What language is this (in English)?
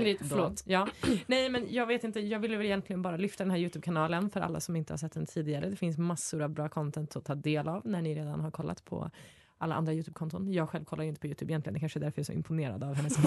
Swedish